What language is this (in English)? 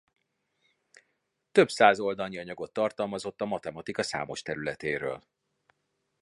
Hungarian